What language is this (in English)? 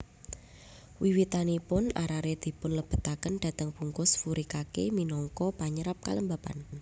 Javanese